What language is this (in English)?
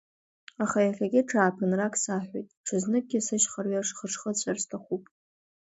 Abkhazian